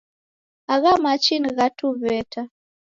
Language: Taita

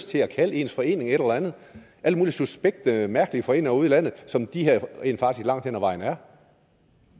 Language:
Danish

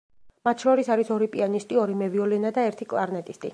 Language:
Georgian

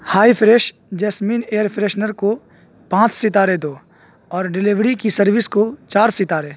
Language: Urdu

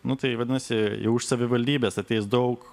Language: Lithuanian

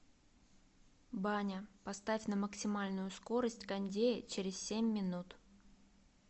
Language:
Russian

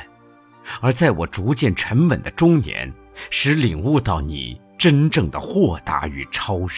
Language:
Chinese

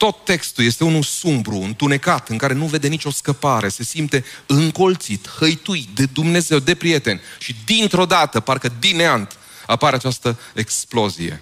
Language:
Romanian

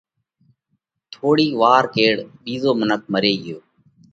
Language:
Parkari Koli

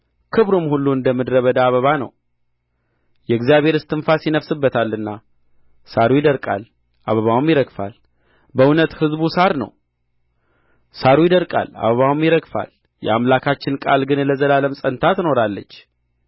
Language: Amharic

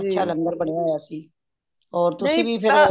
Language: Punjabi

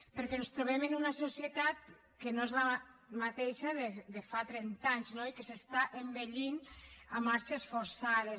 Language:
Catalan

